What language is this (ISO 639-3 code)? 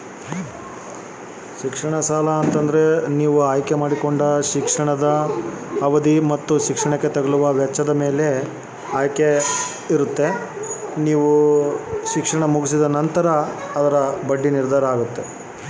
kan